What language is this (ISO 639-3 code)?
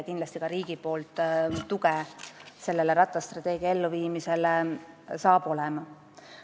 est